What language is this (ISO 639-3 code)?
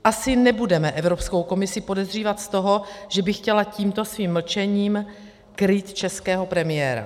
ces